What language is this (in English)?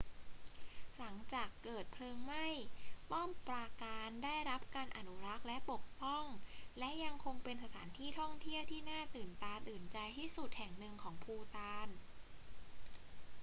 Thai